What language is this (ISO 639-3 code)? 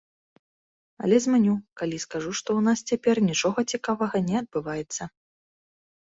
bel